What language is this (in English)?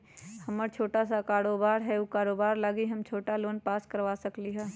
Magahi